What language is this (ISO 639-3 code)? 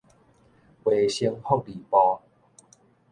nan